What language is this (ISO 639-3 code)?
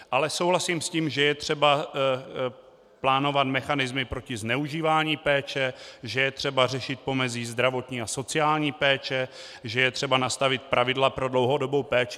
ces